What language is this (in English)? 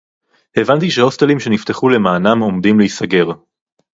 Hebrew